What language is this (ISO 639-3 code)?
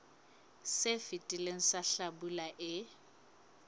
sot